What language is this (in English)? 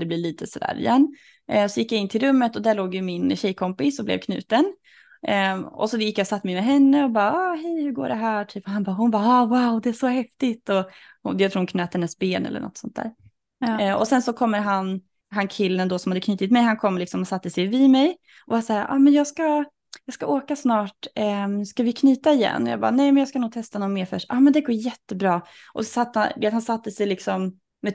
Swedish